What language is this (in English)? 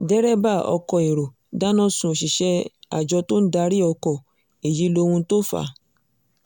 Yoruba